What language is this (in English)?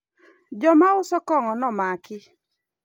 Luo (Kenya and Tanzania)